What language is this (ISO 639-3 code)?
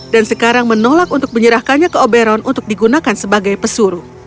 ind